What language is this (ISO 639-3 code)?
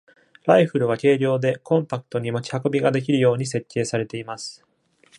jpn